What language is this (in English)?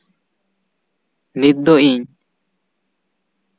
Santali